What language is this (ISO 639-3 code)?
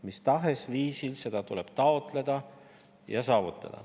est